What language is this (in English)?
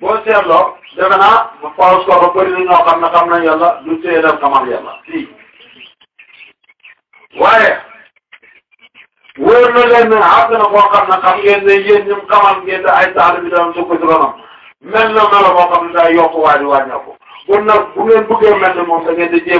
Turkish